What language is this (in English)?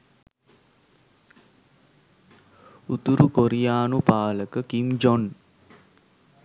Sinhala